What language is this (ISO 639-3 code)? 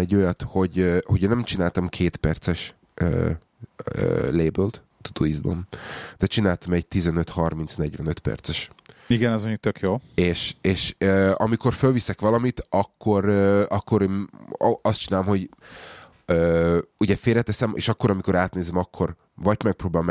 hun